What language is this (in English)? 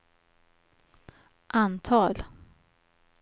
Swedish